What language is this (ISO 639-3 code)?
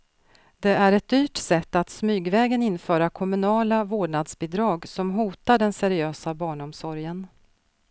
swe